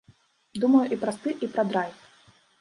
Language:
Belarusian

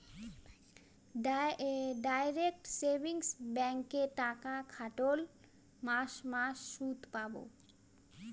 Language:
Bangla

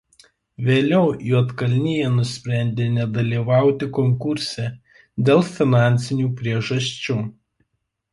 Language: Lithuanian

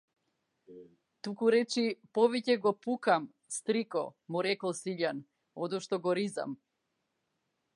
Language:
Macedonian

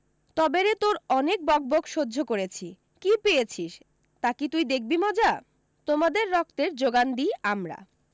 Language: Bangla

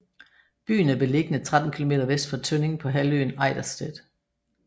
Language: Danish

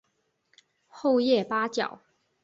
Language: Chinese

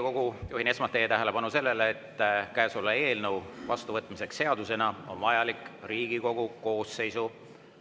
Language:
Estonian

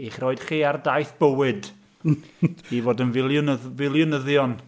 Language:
Welsh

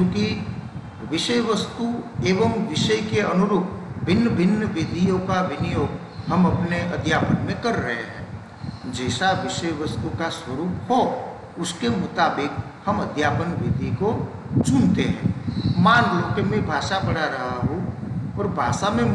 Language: Hindi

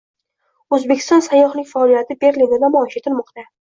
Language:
Uzbek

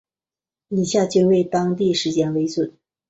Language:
Chinese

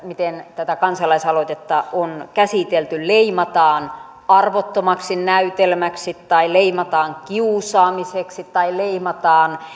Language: Finnish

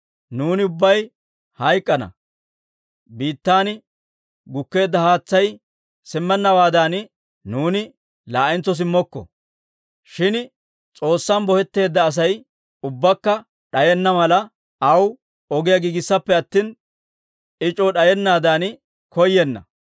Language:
Dawro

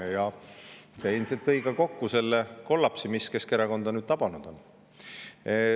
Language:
Estonian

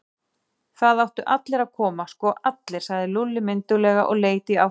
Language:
Icelandic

